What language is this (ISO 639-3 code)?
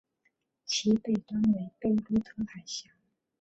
zho